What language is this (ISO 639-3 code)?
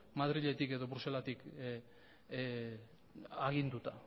eus